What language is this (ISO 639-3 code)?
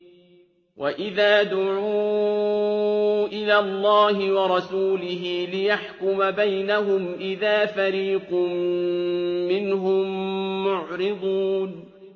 ara